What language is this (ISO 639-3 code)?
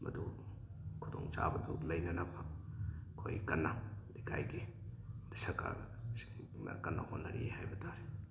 mni